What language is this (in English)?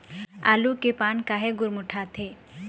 Chhattisgarhi